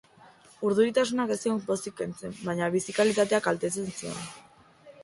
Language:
Basque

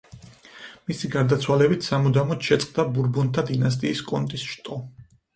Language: Georgian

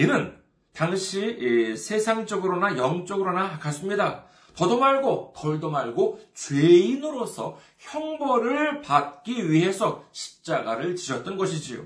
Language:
Korean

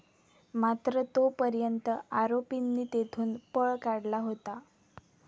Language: Marathi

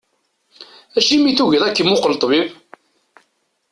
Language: Kabyle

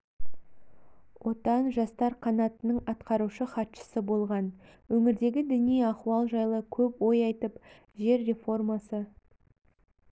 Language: Kazakh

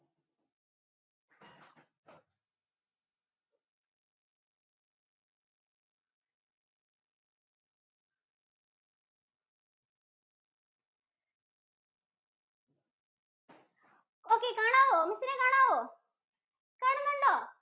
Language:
Malayalam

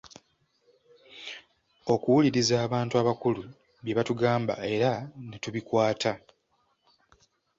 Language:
Ganda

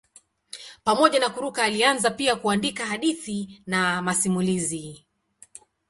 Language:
Swahili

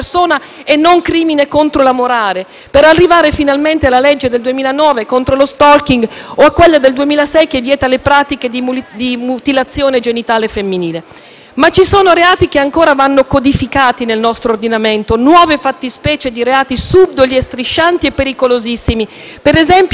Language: Italian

